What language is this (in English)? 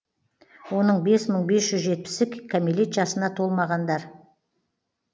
Kazakh